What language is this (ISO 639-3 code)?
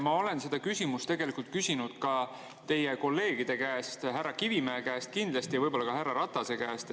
est